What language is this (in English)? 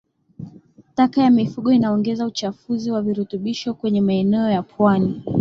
Swahili